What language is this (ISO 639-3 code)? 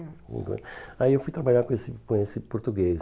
por